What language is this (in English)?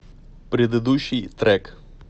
Russian